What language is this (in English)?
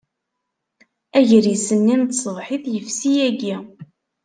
Kabyle